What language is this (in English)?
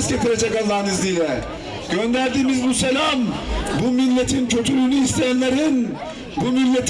Turkish